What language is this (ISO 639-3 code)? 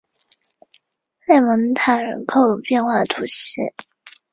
zho